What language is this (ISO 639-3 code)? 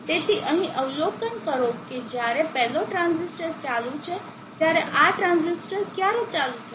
guj